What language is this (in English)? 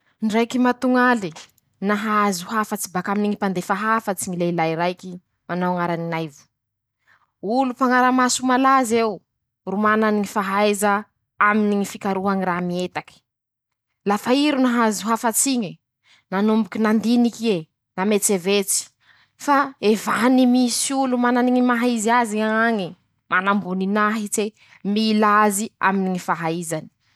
Masikoro Malagasy